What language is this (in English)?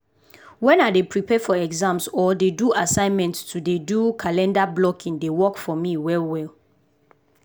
Nigerian Pidgin